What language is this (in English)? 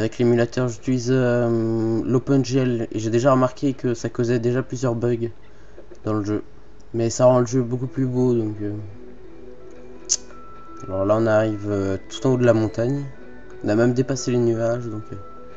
French